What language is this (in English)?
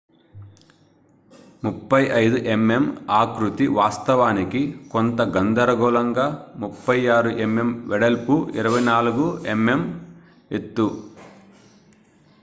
Telugu